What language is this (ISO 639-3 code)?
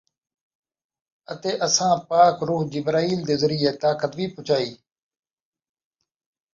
skr